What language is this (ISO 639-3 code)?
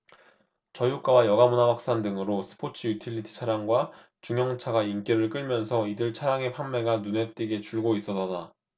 kor